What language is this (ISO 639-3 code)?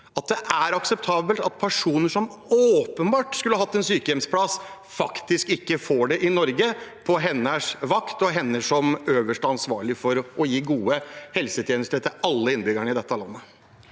nor